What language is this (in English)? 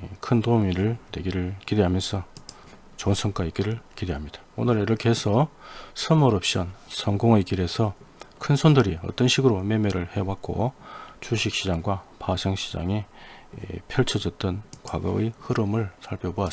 Korean